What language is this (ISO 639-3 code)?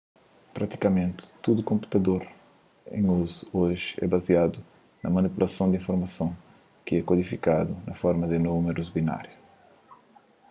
kea